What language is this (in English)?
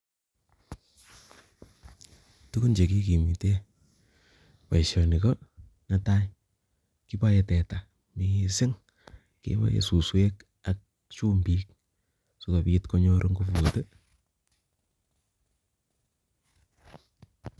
Kalenjin